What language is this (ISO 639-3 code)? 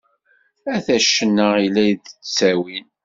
kab